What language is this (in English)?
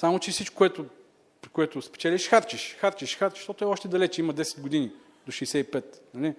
Bulgarian